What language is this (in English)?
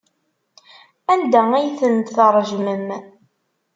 Kabyle